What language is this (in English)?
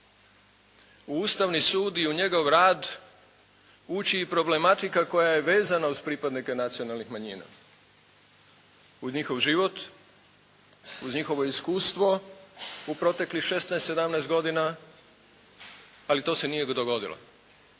Croatian